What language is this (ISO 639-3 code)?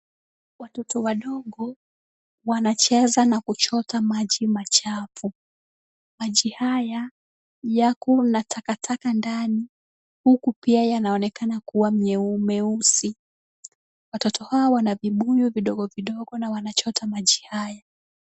swa